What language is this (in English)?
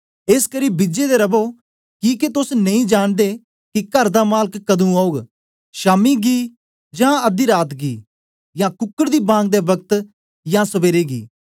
Dogri